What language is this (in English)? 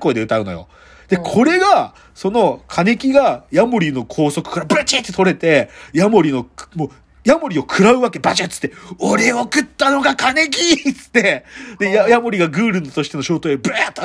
Japanese